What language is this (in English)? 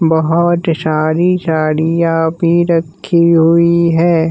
Hindi